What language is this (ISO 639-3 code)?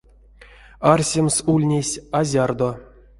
myv